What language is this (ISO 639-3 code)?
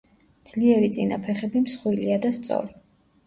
kat